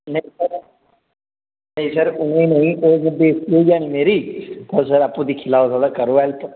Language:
Dogri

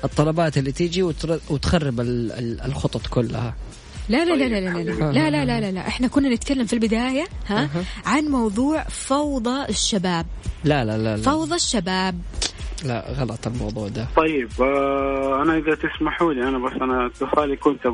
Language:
Arabic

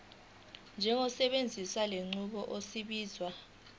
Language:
Zulu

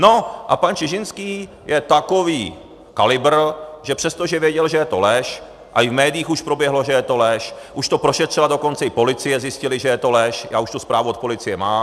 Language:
Czech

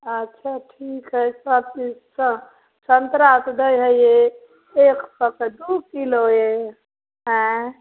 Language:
Maithili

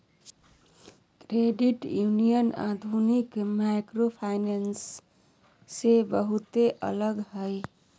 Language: Magahi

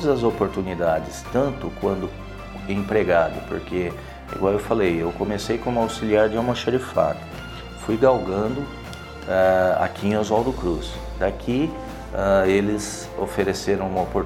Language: Portuguese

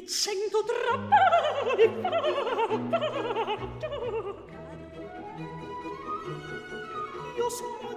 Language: Hungarian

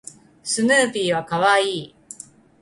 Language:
Japanese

